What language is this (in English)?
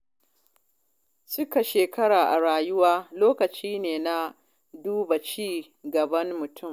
Hausa